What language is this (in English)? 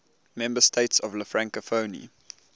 English